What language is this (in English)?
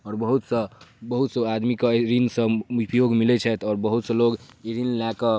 Maithili